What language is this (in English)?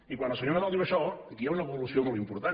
Catalan